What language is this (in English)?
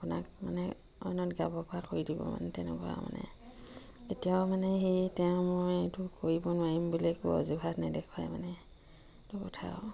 Assamese